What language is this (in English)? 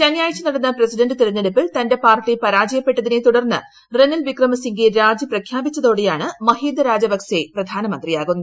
Malayalam